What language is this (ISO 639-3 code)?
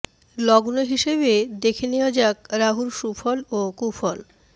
ben